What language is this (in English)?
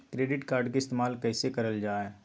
Magahi